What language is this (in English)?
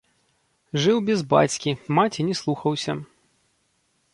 Belarusian